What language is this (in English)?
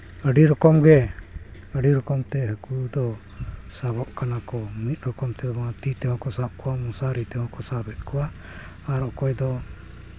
Santali